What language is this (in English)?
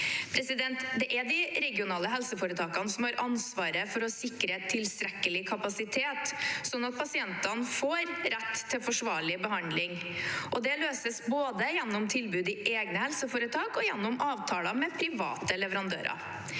Norwegian